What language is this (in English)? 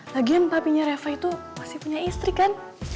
Indonesian